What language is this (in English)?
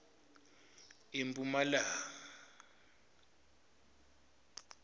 Swati